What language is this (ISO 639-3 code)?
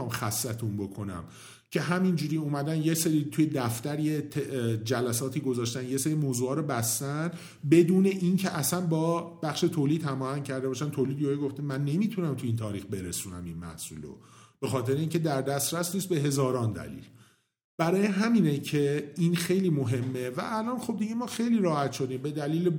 fas